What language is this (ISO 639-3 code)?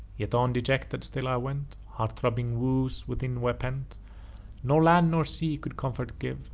eng